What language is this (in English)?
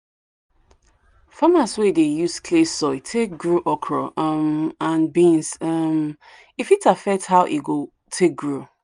Nigerian Pidgin